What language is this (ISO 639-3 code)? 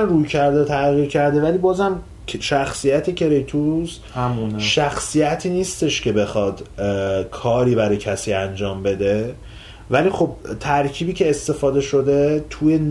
fas